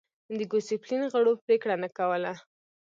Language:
Pashto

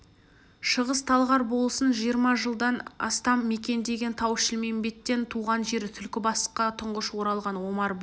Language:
Kazakh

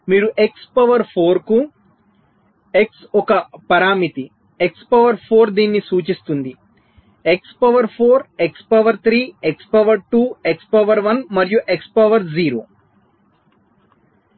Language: Telugu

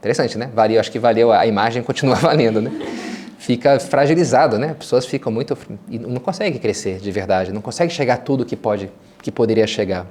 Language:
Portuguese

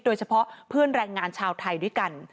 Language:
Thai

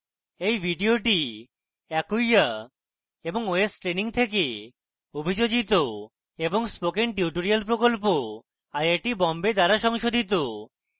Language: Bangla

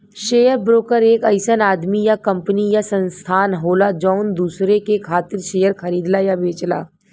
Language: Bhojpuri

